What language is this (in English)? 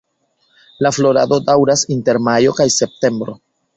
Esperanto